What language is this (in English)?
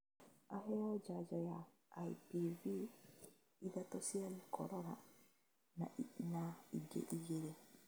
Kikuyu